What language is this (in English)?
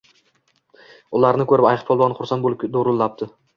Uzbek